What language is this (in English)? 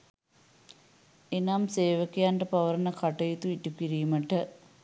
Sinhala